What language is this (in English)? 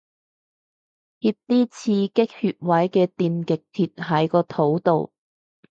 Cantonese